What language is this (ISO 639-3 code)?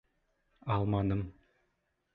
bak